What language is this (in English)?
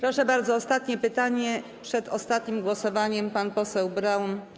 Polish